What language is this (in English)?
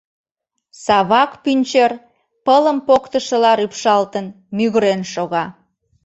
Mari